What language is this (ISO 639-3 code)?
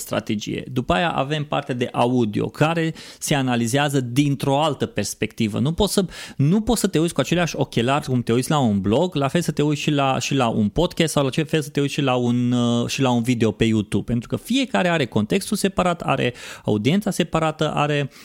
ron